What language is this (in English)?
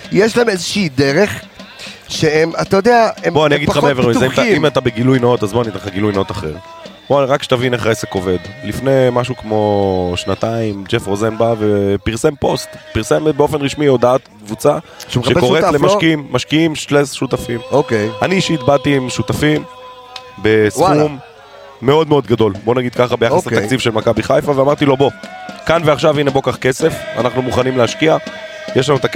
Hebrew